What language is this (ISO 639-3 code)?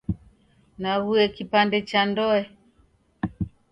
dav